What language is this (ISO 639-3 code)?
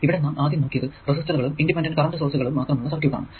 mal